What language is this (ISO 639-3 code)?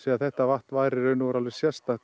isl